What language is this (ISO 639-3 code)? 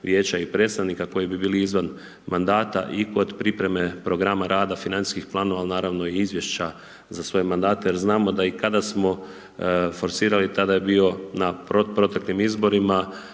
hrv